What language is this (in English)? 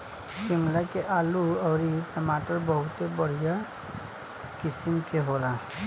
Bhojpuri